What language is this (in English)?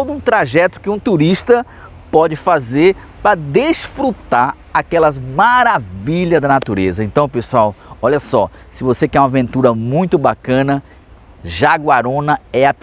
Portuguese